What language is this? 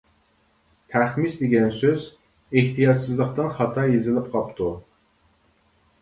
Uyghur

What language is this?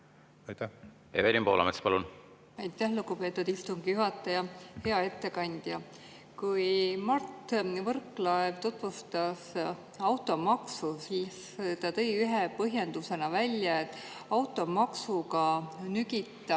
Estonian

